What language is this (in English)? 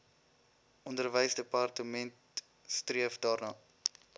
Afrikaans